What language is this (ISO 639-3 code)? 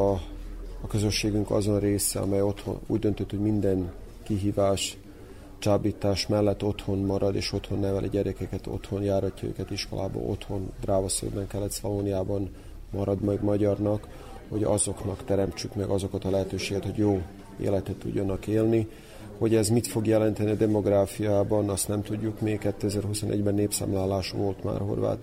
hun